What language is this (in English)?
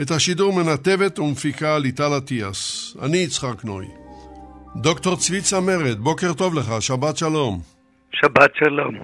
Hebrew